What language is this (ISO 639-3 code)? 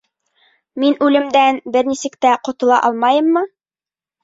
bak